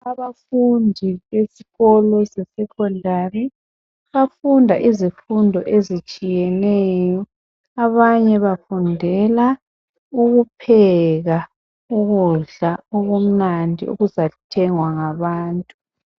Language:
North Ndebele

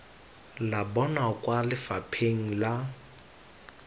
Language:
Tswana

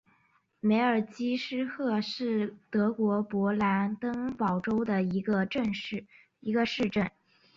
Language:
Chinese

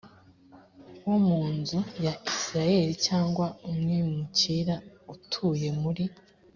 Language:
Kinyarwanda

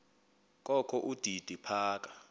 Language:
Xhosa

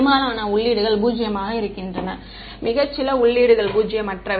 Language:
Tamil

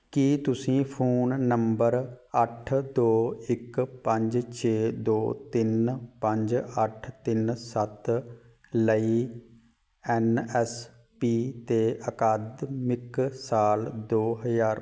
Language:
Punjabi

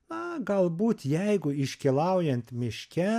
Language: Lithuanian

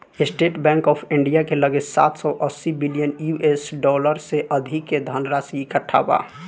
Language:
Bhojpuri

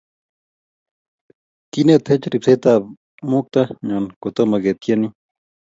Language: Kalenjin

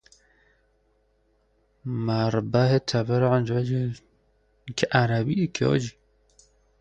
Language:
Persian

